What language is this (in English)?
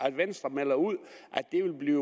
Danish